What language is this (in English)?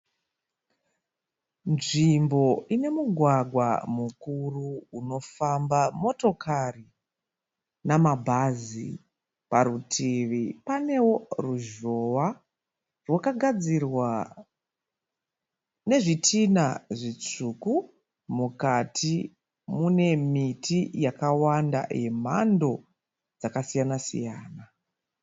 Shona